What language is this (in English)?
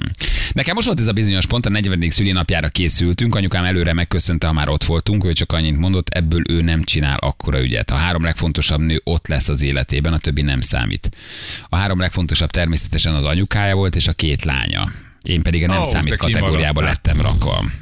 Hungarian